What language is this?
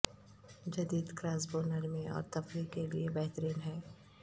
Urdu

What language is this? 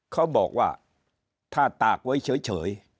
Thai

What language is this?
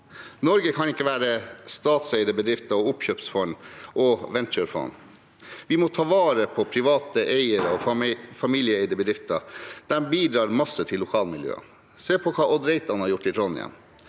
Norwegian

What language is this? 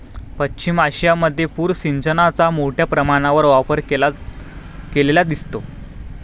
Marathi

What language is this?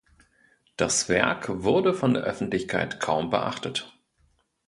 German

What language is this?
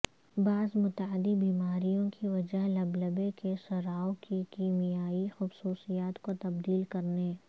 Urdu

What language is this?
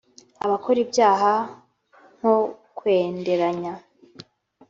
Kinyarwanda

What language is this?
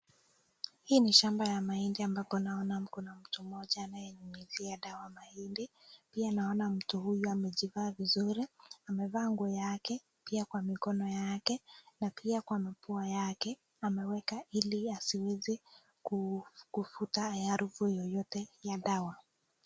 Swahili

